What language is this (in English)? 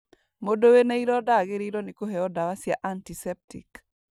Kikuyu